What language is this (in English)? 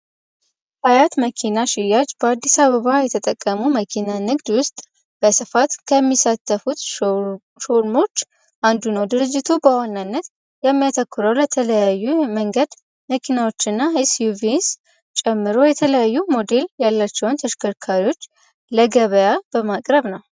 Amharic